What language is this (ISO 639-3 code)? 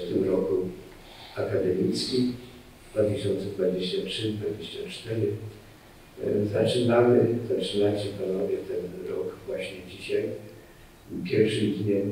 pol